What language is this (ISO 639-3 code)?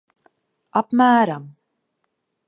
lav